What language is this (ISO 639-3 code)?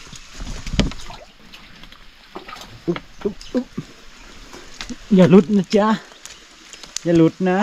tha